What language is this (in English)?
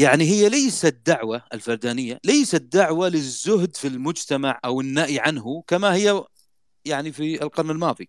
Arabic